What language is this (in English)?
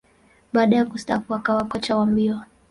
Swahili